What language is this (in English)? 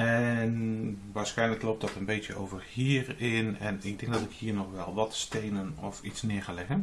Dutch